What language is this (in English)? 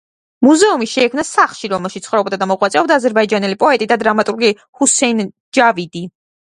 Georgian